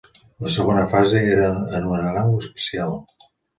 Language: Catalan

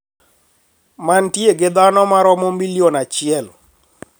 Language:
Luo (Kenya and Tanzania)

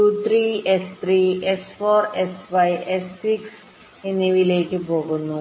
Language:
Malayalam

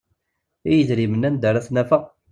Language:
Kabyle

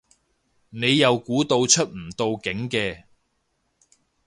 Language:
Cantonese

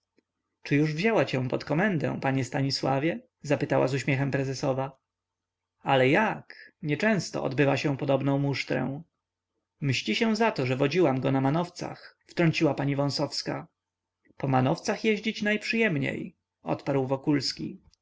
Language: Polish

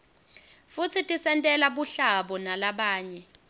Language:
Swati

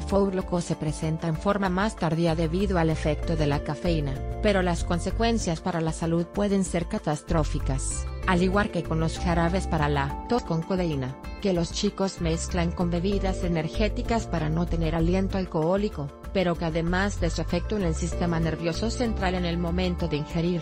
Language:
Spanish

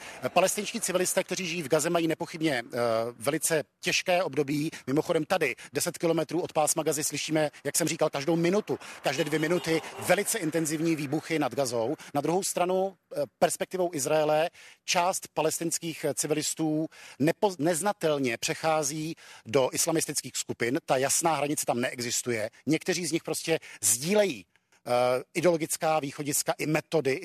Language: Czech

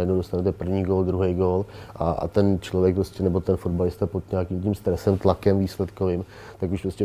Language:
Czech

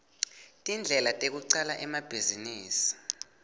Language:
Swati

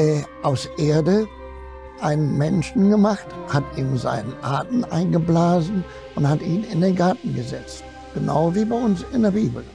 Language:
German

